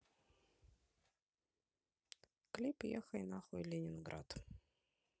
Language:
Russian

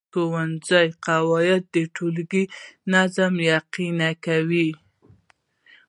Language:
Pashto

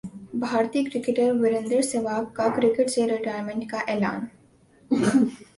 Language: Urdu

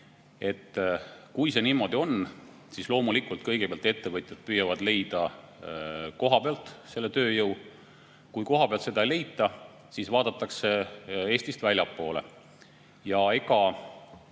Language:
Estonian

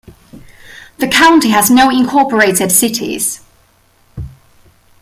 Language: English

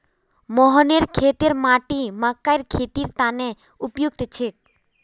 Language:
Magahi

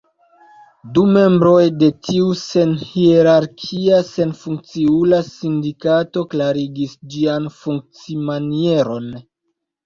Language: Esperanto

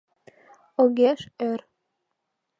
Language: Mari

